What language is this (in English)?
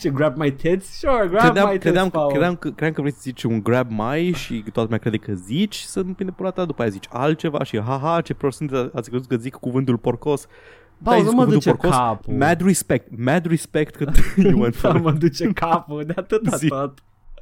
Romanian